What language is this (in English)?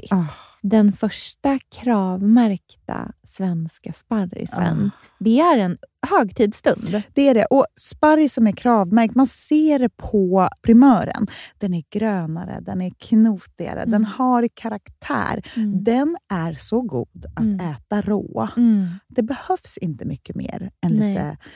Swedish